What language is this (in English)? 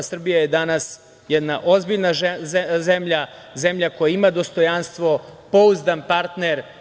Serbian